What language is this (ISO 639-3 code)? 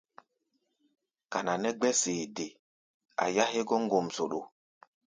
gba